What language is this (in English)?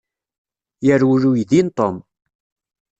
Kabyle